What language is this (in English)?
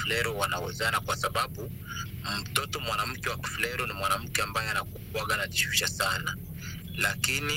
Swahili